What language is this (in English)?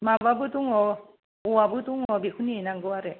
Bodo